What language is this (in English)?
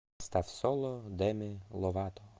Russian